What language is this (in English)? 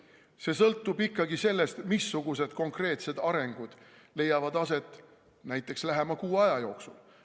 Estonian